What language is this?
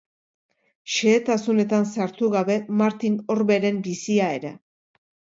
Basque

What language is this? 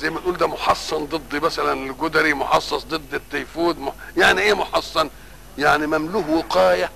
Arabic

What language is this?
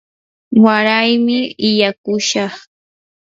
Yanahuanca Pasco Quechua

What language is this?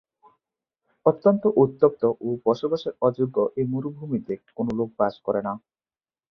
Bangla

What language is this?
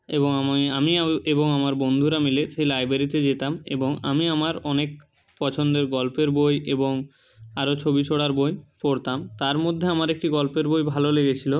Bangla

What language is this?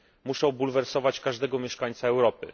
Polish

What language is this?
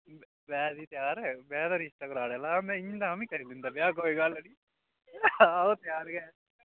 Dogri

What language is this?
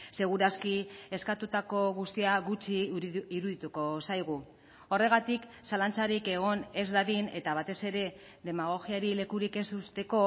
Basque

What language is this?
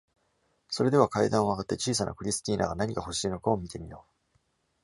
Japanese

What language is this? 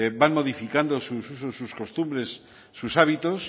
Spanish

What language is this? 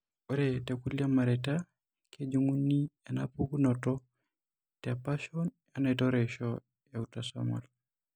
Masai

